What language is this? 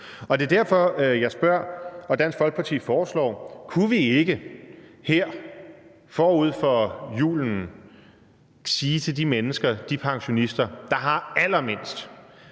Danish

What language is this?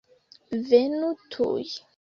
Esperanto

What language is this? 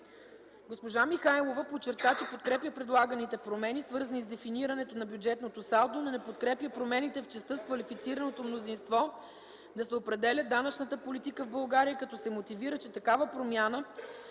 Bulgarian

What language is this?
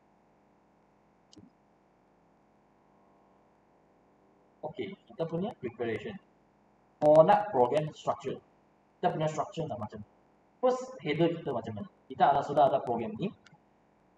Malay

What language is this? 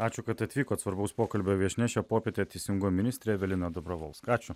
Lithuanian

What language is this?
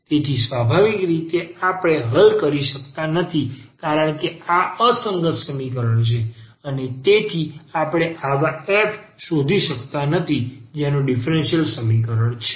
Gujarati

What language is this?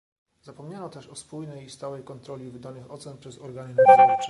Polish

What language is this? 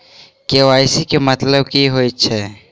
Maithili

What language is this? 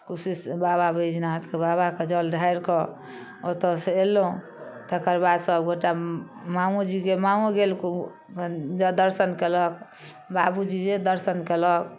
Maithili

